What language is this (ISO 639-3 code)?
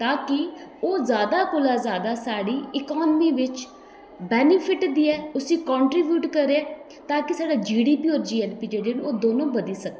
doi